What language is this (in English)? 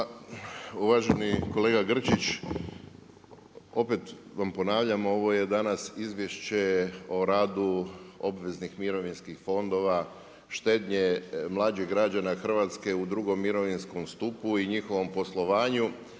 Croatian